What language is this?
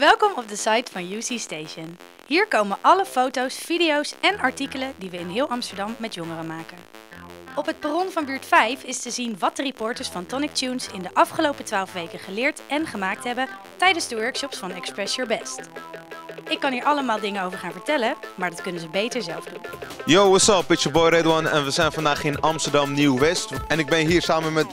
Dutch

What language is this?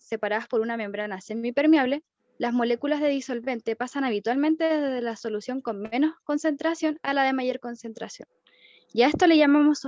Spanish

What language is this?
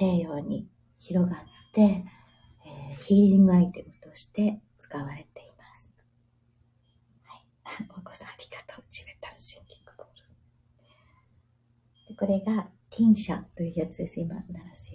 Japanese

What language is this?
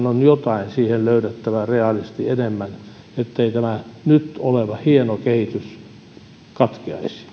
Finnish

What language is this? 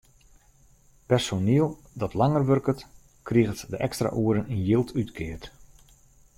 Western Frisian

